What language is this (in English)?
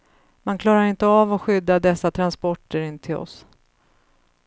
Swedish